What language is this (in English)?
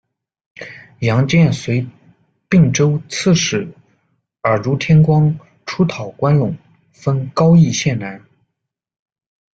Chinese